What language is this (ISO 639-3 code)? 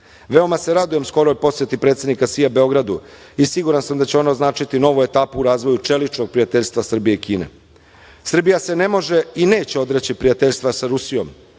srp